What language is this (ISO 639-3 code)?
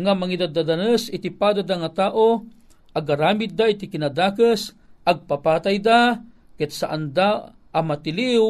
fil